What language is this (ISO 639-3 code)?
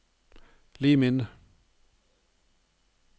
nor